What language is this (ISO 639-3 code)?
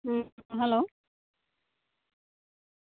sat